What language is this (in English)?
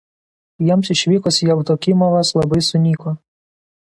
Lithuanian